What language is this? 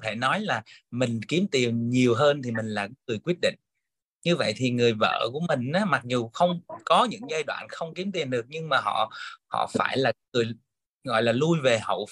Vietnamese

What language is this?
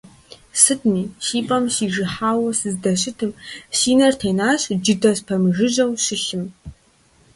Kabardian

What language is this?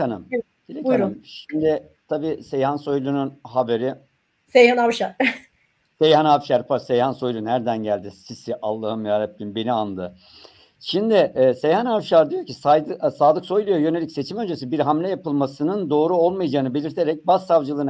Turkish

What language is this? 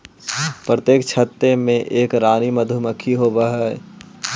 Magahi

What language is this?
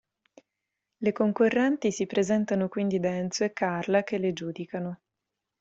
Italian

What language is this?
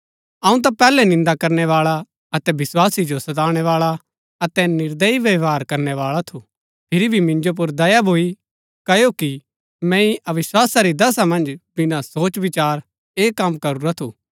Gaddi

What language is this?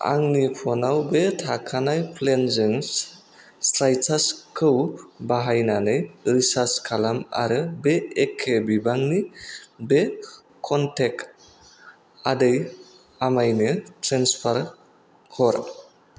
Bodo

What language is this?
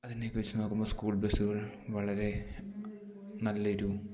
Malayalam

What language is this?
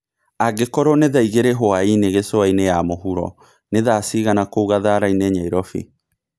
Kikuyu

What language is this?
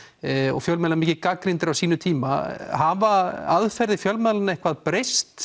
Icelandic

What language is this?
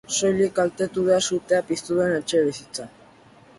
Basque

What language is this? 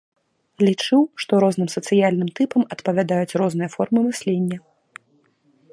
Belarusian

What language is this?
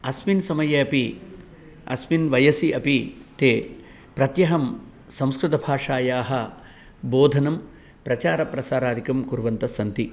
Sanskrit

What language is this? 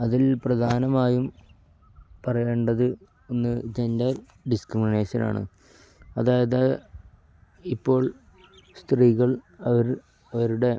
Malayalam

